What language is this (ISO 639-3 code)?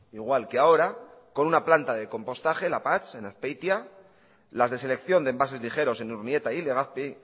spa